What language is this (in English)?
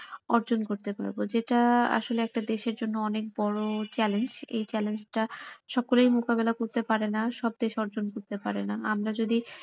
Bangla